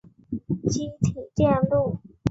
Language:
Chinese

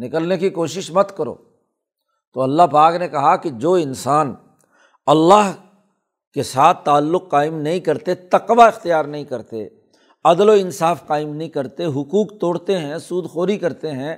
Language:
Urdu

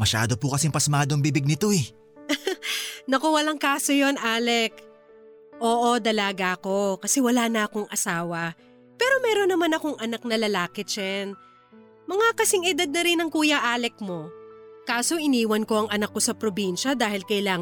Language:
Filipino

